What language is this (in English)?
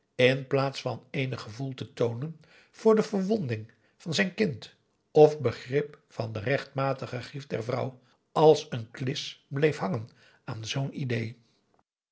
Dutch